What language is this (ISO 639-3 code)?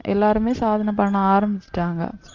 tam